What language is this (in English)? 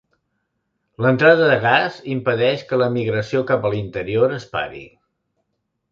Catalan